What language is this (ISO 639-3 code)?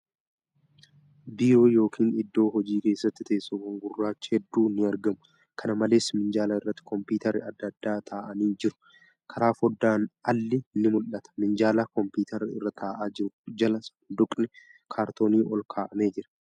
orm